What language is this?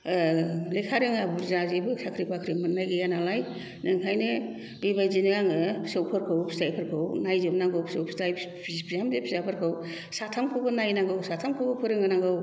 Bodo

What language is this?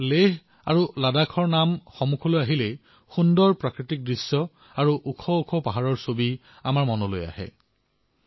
Assamese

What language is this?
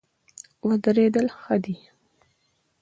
Pashto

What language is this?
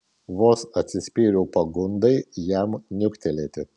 Lithuanian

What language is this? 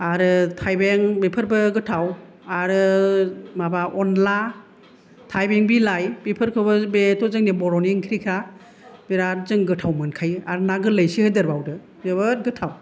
Bodo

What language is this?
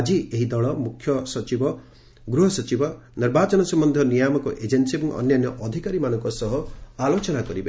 Odia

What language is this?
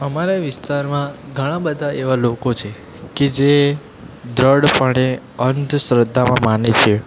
Gujarati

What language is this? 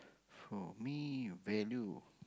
English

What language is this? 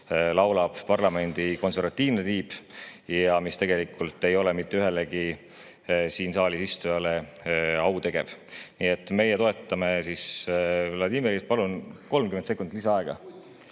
Estonian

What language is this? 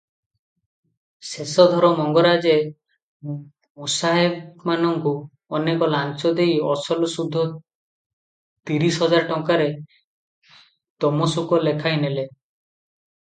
Odia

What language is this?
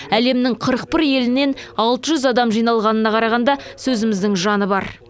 Kazakh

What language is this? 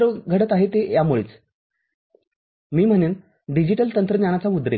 Marathi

